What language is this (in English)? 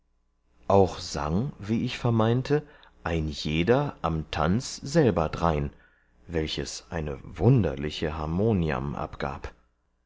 German